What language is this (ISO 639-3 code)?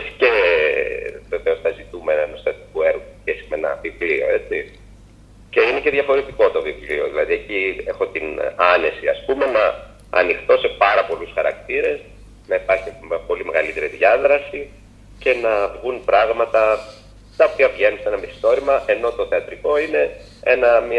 ell